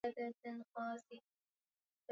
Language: Swahili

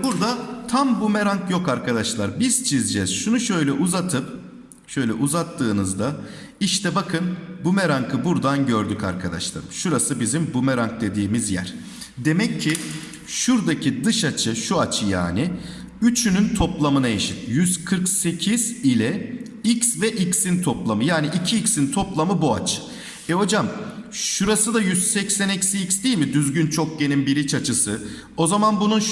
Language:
Turkish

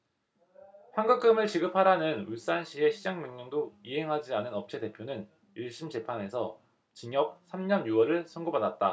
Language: Korean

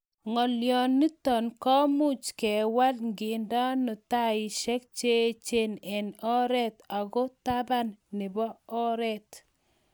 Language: Kalenjin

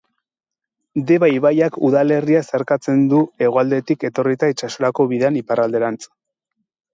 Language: Basque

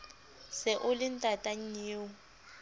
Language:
Southern Sotho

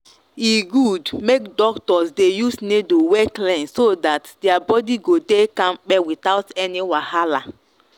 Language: Nigerian Pidgin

